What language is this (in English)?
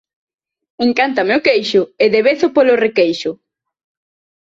Galician